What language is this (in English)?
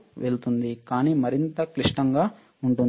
Telugu